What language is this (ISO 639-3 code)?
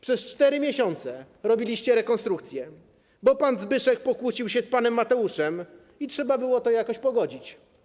pol